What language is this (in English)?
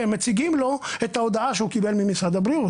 Hebrew